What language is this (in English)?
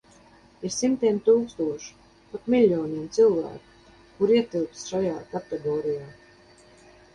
Latvian